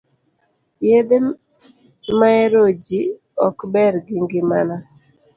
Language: Luo (Kenya and Tanzania)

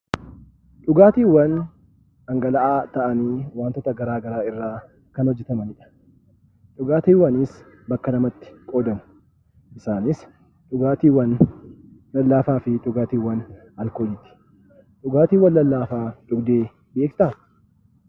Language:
Oromo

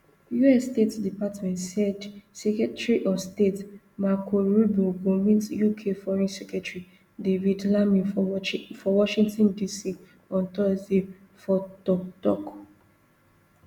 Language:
Nigerian Pidgin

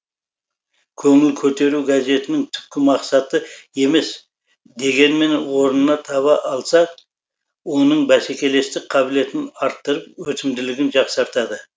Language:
Kazakh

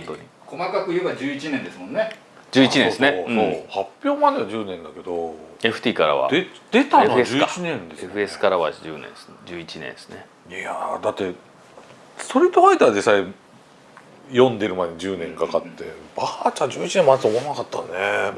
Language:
Japanese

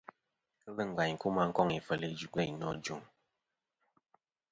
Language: Kom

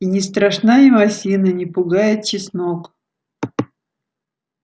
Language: Russian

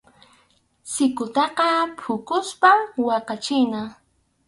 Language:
Arequipa-La Unión Quechua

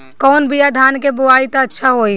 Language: Bhojpuri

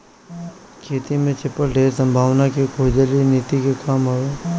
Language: Bhojpuri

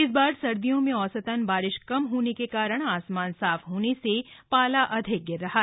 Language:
Hindi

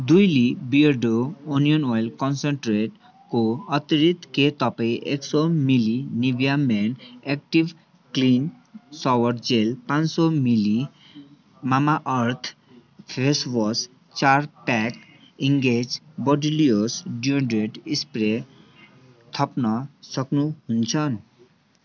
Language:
Nepali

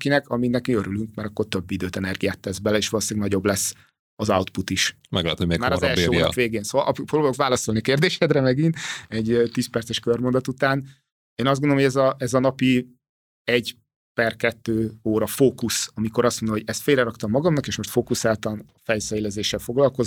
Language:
Hungarian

